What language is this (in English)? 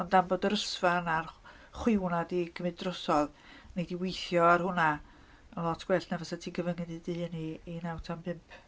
Welsh